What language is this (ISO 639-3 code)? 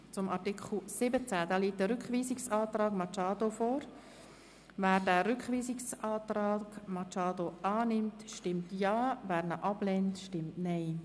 gsw